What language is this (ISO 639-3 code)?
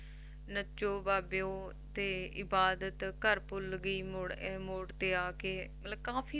pan